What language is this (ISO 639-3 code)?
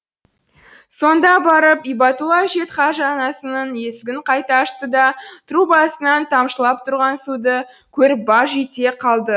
kaz